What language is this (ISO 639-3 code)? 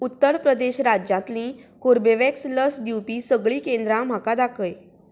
kok